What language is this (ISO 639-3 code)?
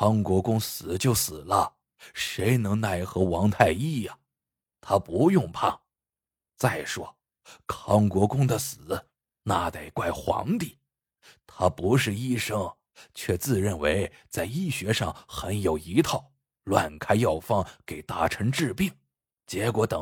zho